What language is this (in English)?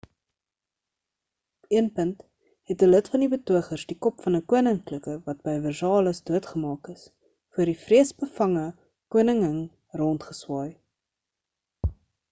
Afrikaans